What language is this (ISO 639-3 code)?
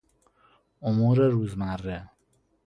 fas